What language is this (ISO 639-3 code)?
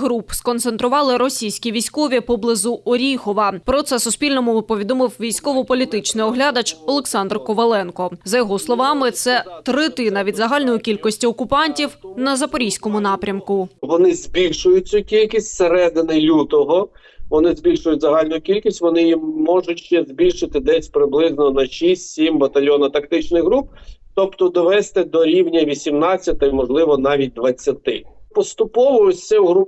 ukr